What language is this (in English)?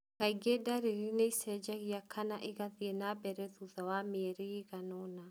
Kikuyu